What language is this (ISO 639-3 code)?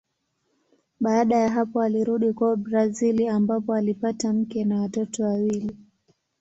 swa